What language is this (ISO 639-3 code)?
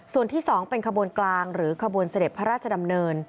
tha